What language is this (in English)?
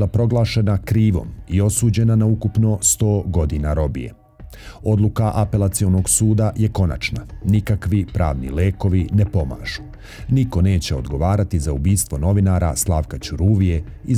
Croatian